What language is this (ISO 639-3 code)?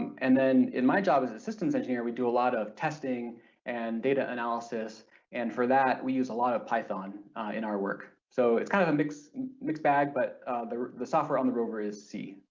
eng